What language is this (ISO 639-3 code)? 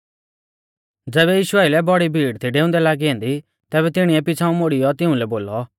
bfz